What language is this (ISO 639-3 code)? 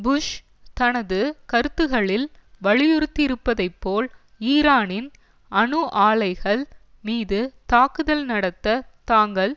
tam